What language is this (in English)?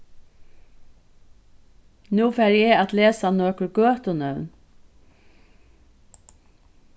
Faroese